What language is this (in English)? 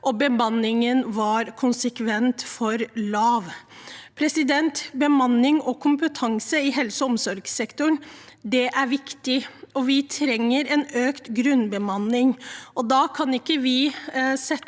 Norwegian